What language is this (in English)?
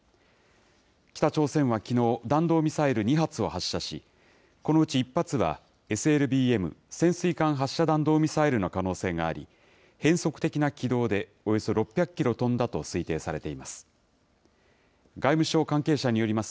Japanese